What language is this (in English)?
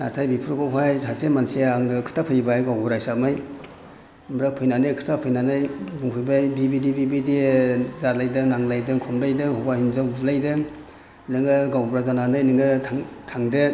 Bodo